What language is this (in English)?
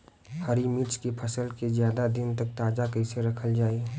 Bhojpuri